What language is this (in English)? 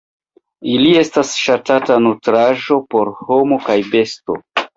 Esperanto